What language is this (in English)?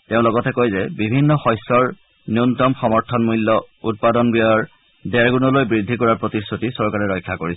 Assamese